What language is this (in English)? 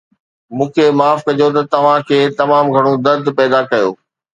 Sindhi